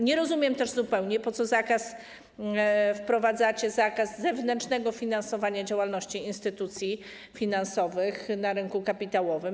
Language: Polish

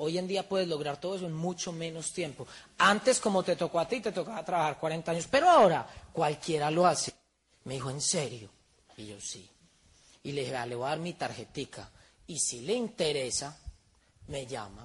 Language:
Spanish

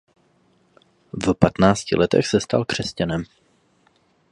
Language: Czech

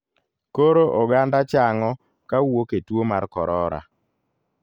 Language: Luo (Kenya and Tanzania)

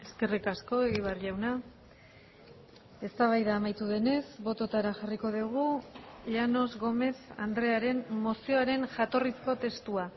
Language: Basque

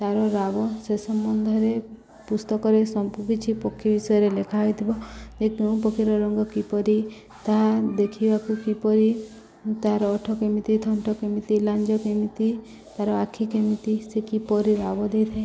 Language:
Odia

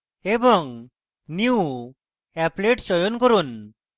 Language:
Bangla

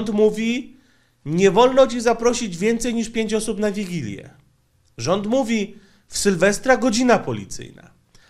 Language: Polish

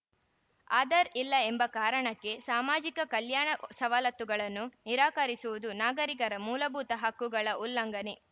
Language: Kannada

